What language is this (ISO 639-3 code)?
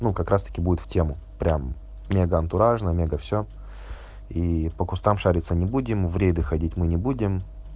rus